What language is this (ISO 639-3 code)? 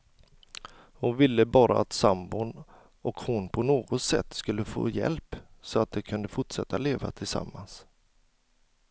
swe